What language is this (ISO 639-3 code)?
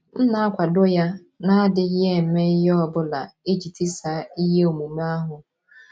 ibo